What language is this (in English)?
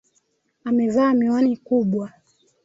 Swahili